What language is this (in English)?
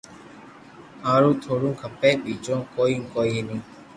Loarki